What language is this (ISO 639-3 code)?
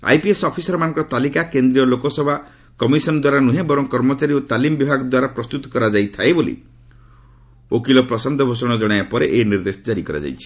ori